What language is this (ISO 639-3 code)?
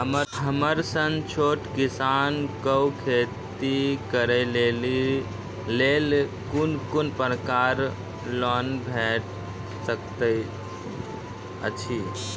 mai